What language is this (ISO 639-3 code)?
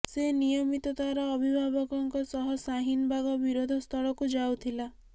ori